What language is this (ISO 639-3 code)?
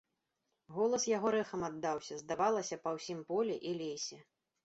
bel